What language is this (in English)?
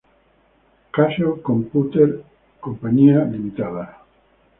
Spanish